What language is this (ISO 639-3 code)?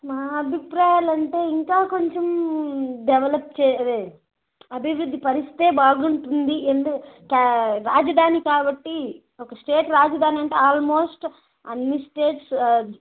tel